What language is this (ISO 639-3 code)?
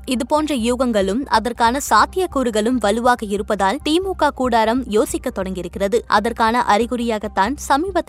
tam